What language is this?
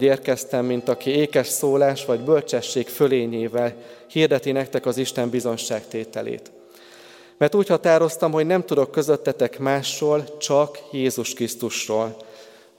Hungarian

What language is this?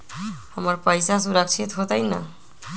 Magahi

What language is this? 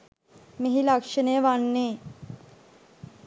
Sinhala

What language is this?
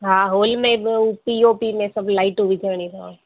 Sindhi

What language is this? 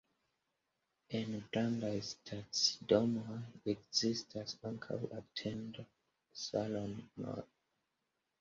Esperanto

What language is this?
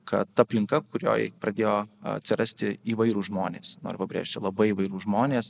Lithuanian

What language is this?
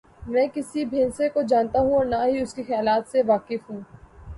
Urdu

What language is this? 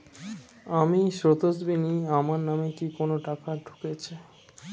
Bangla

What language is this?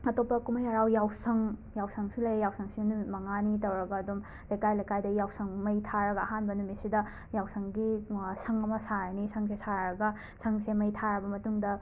Manipuri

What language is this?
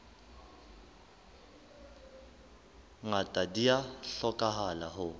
Southern Sotho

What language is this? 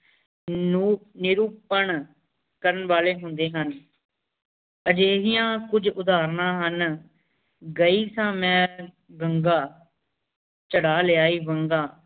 Punjabi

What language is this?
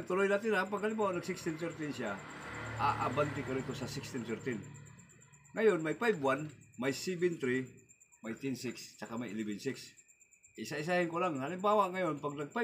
Filipino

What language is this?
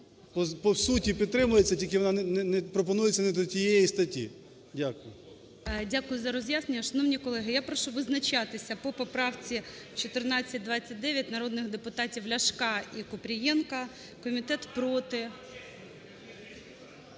Ukrainian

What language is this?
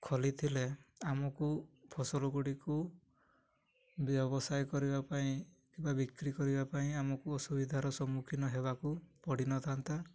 Odia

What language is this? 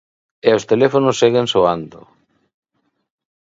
Galician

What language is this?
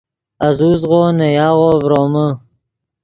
Yidgha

